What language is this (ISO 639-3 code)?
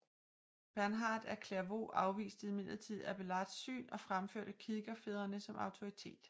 dan